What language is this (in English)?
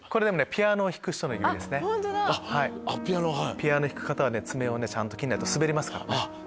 Japanese